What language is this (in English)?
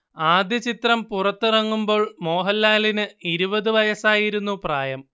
Malayalam